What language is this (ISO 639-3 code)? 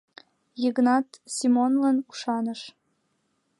chm